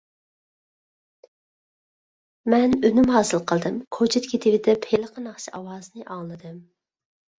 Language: Uyghur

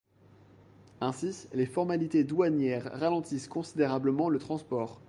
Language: French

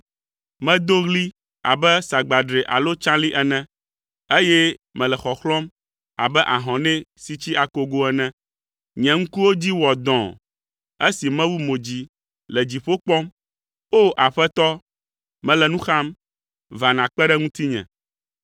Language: Ewe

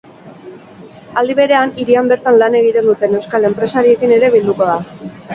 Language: Basque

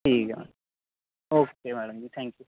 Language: Dogri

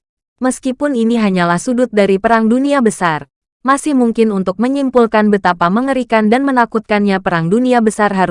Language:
Indonesian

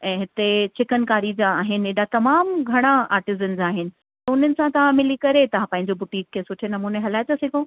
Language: Sindhi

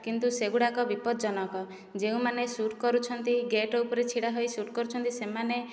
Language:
Odia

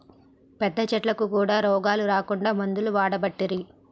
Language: Telugu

